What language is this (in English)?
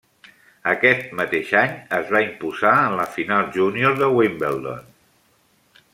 Catalan